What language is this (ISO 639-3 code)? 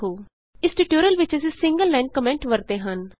pan